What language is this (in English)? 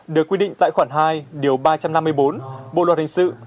Vietnamese